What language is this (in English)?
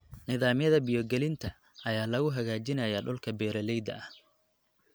Somali